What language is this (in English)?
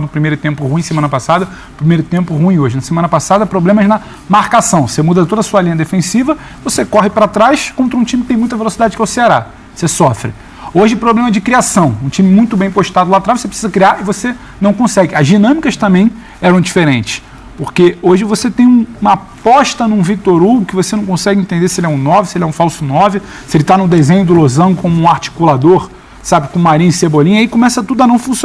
Portuguese